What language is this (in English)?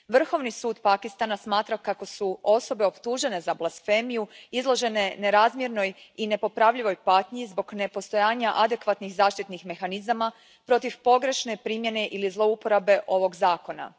Croatian